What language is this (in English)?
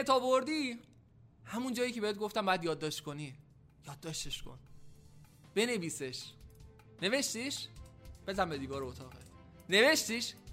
Persian